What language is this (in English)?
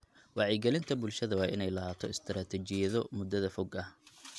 Somali